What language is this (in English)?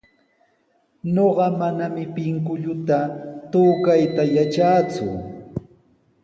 Sihuas Ancash Quechua